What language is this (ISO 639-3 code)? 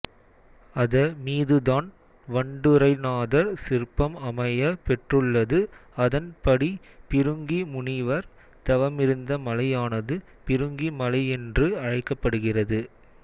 tam